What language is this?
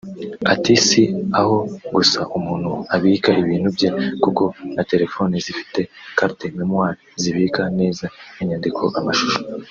Kinyarwanda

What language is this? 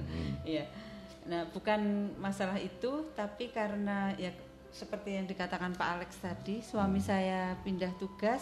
Indonesian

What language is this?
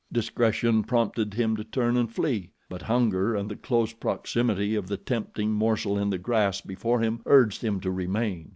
English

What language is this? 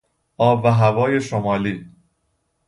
Persian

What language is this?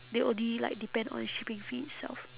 English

